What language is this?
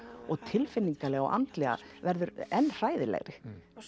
Icelandic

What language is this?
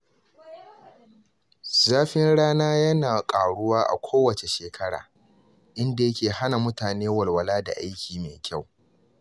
Hausa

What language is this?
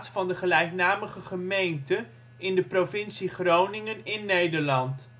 Dutch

